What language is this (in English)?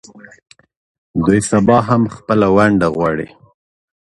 Pashto